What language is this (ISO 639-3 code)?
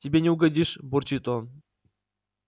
rus